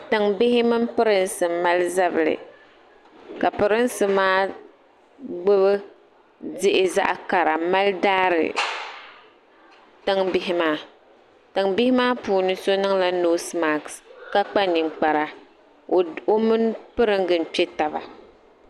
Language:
Dagbani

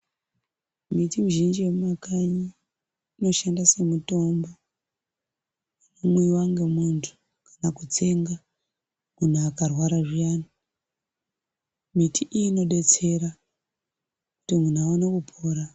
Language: Ndau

